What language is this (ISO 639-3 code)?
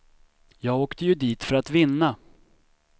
swe